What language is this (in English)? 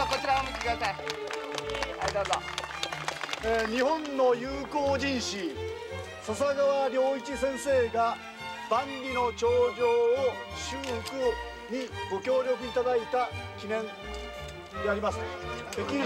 Japanese